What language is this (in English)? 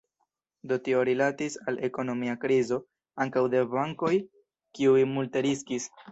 Esperanto